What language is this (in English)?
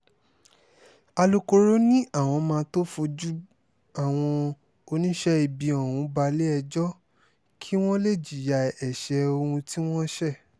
Yoruba